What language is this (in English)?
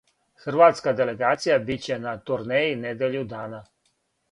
Serbian